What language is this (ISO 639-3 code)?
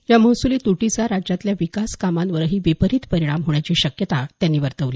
mar